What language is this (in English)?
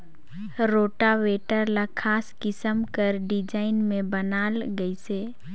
Chhattisgarhi